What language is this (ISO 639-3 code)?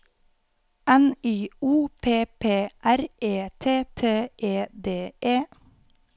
nor